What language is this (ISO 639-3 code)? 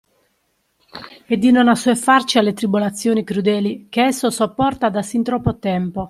ita